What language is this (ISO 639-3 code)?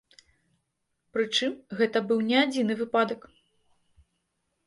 bel